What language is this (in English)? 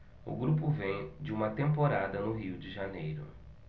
Portuguese